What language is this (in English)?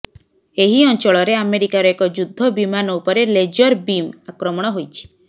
Odia